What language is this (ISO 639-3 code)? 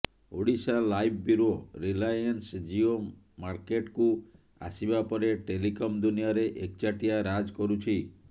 ori